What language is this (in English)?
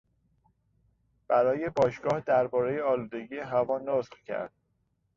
Persian